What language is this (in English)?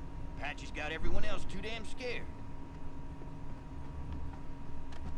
Hungarian